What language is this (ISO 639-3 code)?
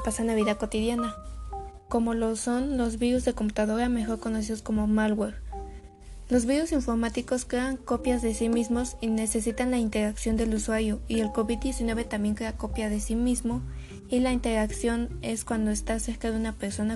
spa